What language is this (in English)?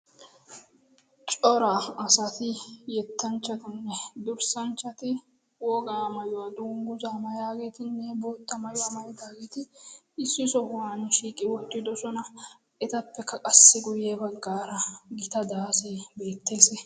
Wolaytta